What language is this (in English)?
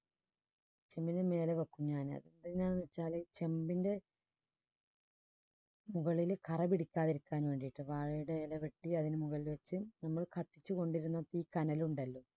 Malayalam